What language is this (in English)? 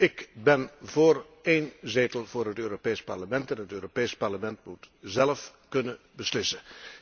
Dutch